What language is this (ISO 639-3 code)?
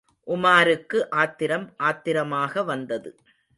tam